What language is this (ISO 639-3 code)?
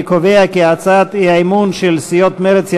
heb